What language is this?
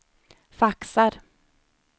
Swedish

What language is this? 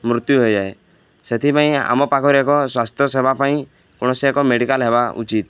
Odia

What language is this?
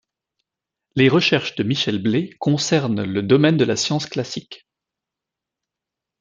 French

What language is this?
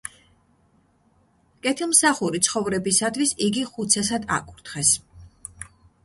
Georgian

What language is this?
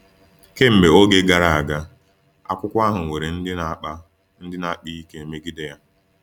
Igbo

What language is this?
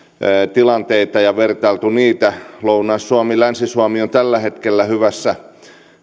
Finnish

